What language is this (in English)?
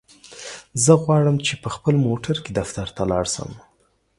Pashto